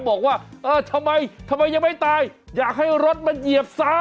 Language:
Thai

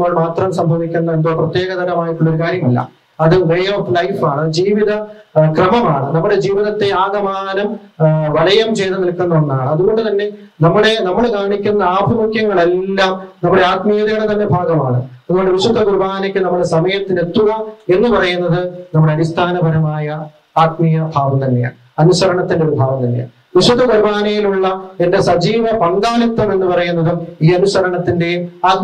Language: Indonesian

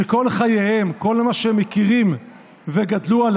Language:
Hebrew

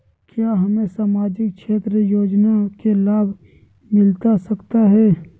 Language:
Magahi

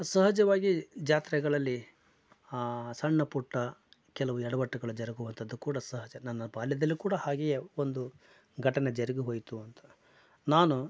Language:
Kannada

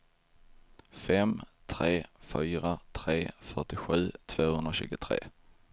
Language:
Swedish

